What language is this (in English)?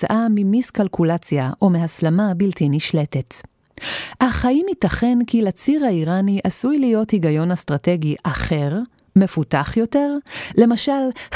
Hebrew